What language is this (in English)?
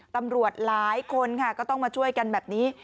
Thai